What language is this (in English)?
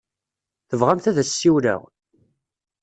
Kabyle